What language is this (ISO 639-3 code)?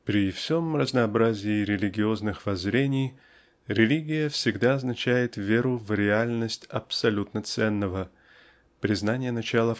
rus